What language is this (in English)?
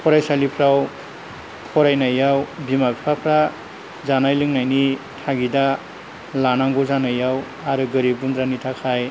Bodo